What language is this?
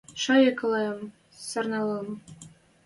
Western Mari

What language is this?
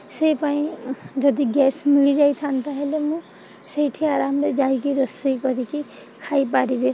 Odia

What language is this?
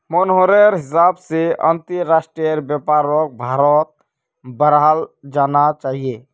Magahi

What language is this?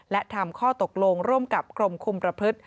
Thai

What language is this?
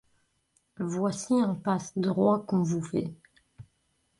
French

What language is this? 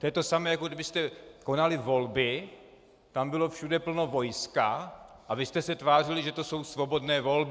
Czech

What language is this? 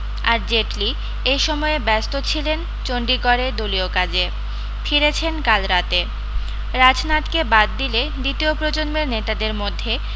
Bangla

